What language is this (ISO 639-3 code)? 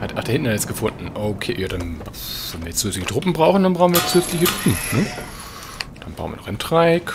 deu